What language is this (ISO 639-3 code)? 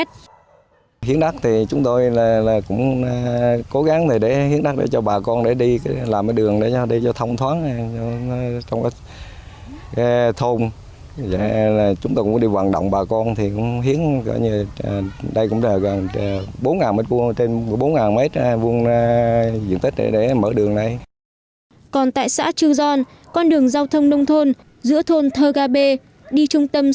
vie